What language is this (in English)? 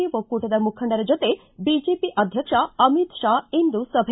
Kannada